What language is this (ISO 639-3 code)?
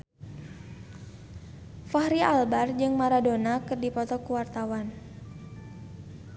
sun